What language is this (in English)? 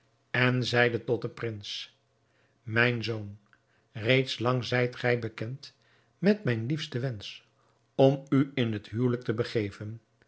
Dutch